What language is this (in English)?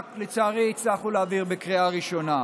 Hebrew